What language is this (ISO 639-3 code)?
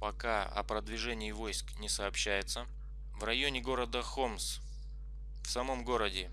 rus